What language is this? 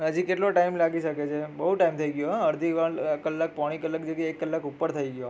Gujarati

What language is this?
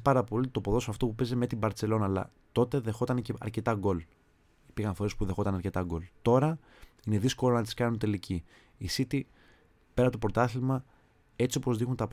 Greek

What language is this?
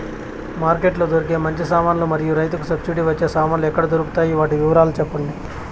Telugu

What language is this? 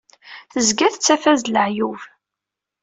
Kabyle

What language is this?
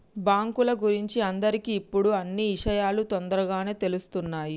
Telugu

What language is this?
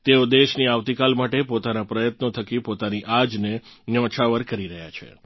Gujarati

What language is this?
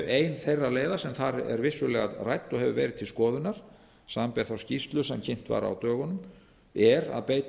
Icelandic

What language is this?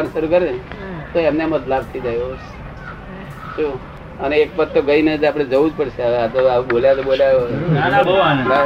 Gujarati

